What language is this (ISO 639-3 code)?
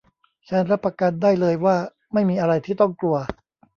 tha